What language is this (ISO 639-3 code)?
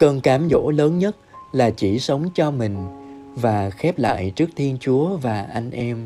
vie